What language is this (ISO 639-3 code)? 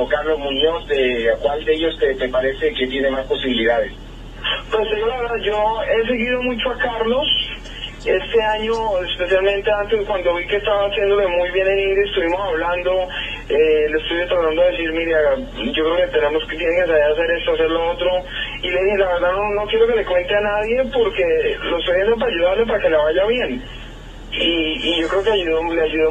spa